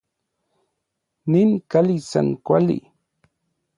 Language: Orizaba Nahuatl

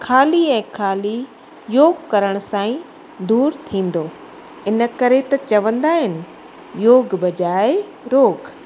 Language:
Sindhi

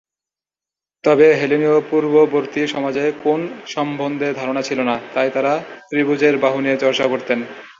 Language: Bangla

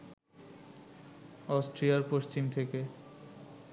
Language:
Bangla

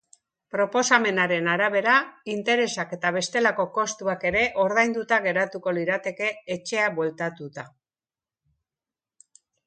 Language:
Basque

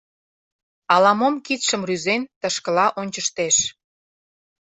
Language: Mari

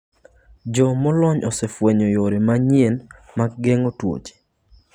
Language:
Luo (Kenya and Tanzania)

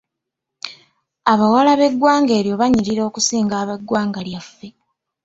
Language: Ganda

